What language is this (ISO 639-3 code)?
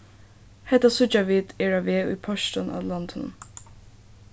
fao